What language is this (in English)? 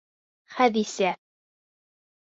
Bashkir